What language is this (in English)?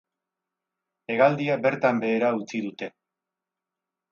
Basque